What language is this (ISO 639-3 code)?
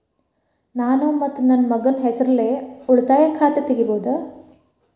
kan